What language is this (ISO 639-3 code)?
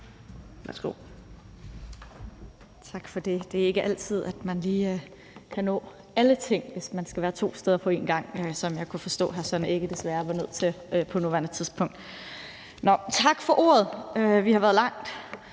dan